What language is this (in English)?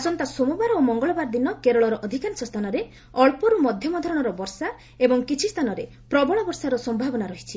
Odia